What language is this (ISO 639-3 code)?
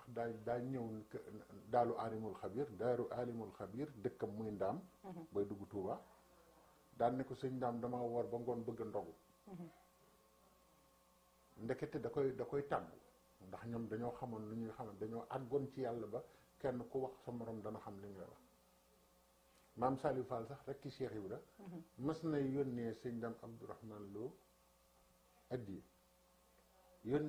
fra